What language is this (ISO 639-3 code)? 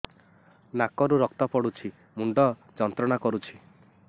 ori